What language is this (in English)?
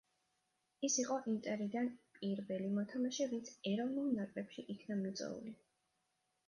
Georgian